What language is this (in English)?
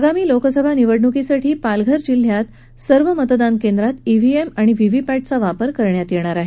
Marathi